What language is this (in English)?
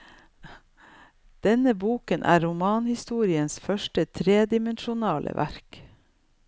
Norwegian